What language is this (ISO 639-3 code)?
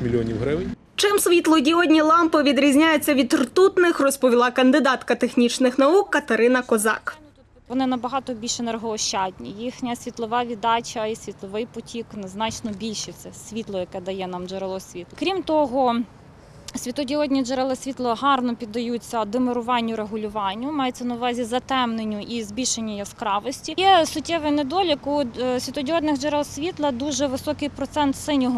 ukr